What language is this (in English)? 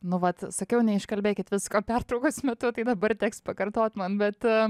Lithuanian